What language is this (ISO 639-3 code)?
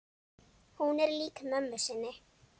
isl